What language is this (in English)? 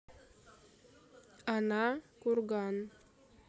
Russian